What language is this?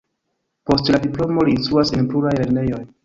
Esperanto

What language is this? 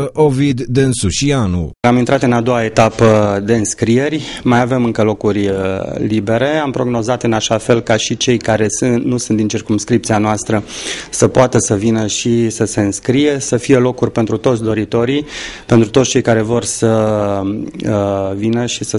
Romanian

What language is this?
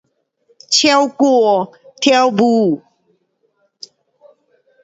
Pu-Xian Chinese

